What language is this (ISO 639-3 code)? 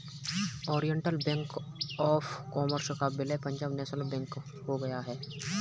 hin